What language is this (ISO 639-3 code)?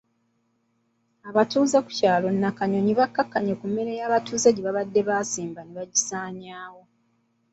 lug